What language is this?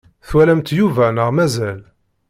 Kabyle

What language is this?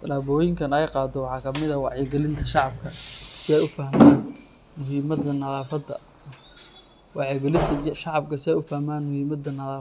Somali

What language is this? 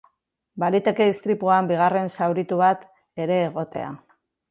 Basque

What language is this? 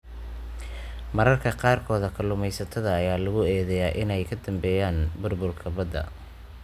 Somali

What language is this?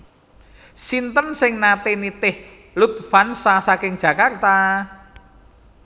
Javanese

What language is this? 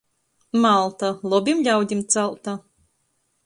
Latgalian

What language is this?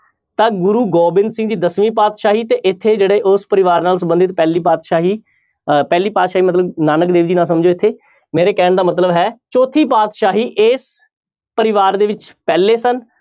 Punjabi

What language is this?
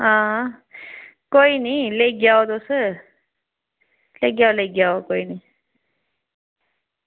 Dogri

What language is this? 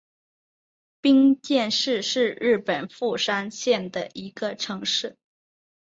Chinese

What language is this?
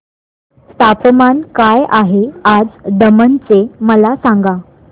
Marathi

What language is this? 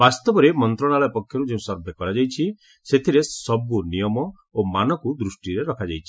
Odia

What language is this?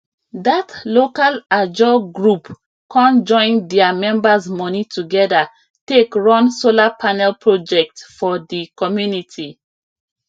Nigerian Pidgin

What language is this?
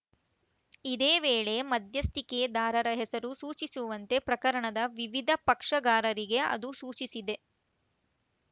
Kannada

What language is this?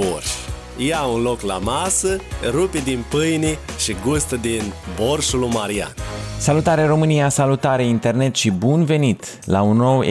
Romanian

